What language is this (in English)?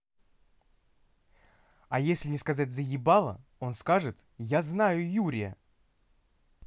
Russian